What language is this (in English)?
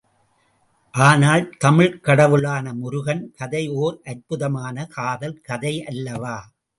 Tamil